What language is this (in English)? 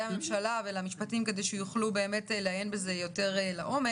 Hebrew